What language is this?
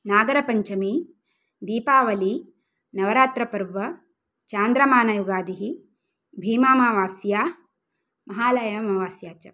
Sanskrit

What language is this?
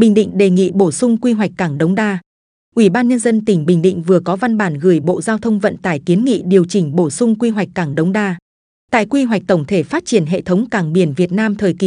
Vietnamese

